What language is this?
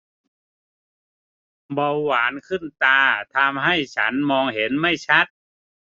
Thai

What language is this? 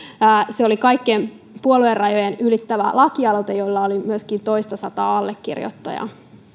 Finnish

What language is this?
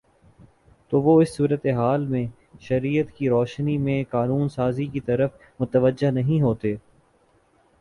Urdu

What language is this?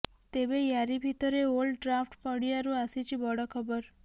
Odia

